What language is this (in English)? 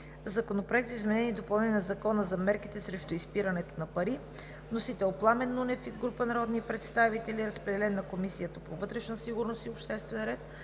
Bulgarian